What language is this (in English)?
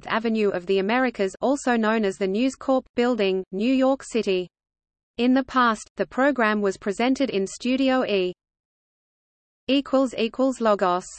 English